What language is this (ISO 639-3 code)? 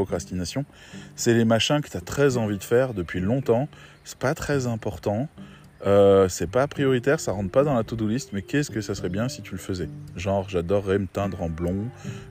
fra